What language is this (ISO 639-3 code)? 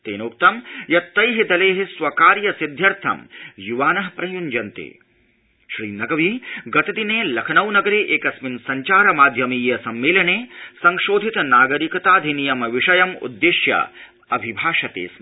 san